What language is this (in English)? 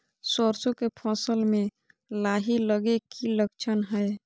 Magahi